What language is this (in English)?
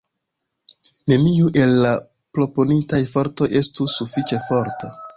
Esperanto